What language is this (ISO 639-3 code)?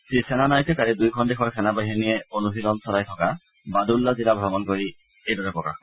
asm